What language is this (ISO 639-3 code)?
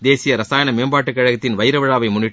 tam